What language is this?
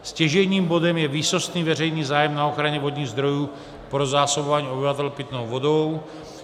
Czech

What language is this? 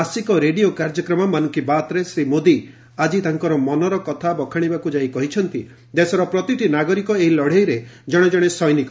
Odia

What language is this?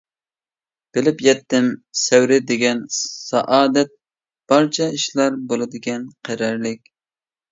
Uyghur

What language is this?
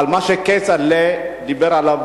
Hebrew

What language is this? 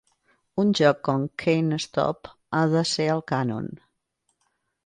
Catalan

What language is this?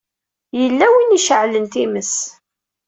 Kabyle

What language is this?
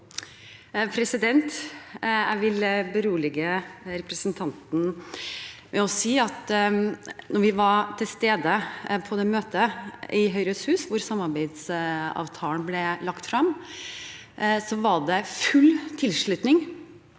Norwegian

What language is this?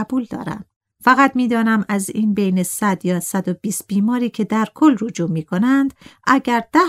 Persian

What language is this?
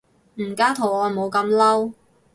Cantonese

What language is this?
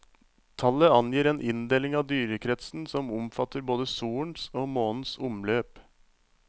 Norwegian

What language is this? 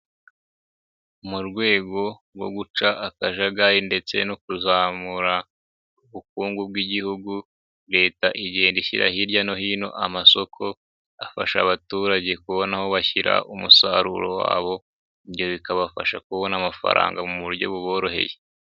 Kinyarwanda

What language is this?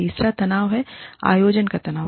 Hindi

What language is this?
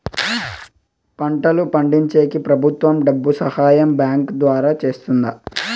Telugu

